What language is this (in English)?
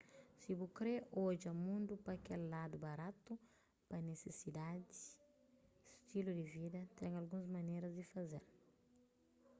Kabuverdianu